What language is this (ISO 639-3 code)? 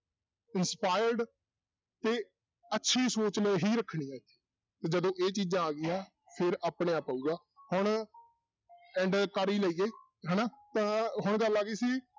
pan